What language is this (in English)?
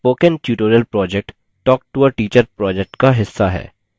Hindi